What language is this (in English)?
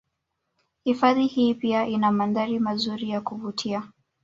Swahili